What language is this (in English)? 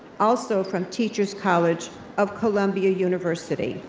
English